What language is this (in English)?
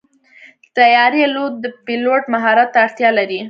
Pashto